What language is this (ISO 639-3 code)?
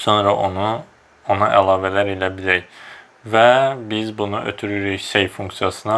tur